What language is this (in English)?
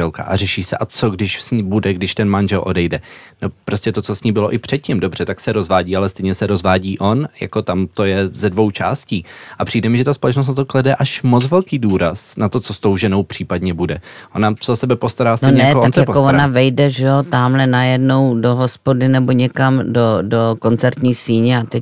Czech